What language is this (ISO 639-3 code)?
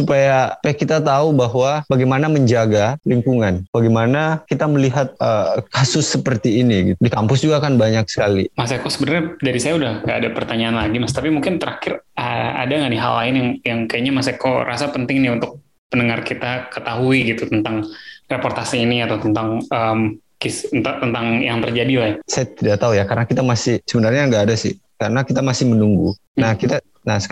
ind